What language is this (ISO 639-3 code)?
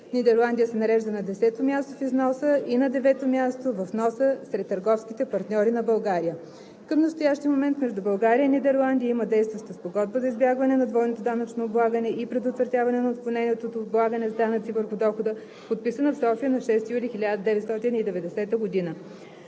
bul